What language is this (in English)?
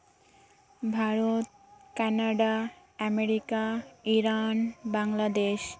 Santali